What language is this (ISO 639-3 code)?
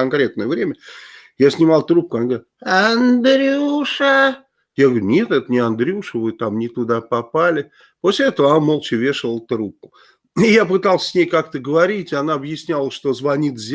rus